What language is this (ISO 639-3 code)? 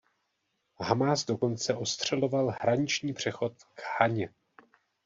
ces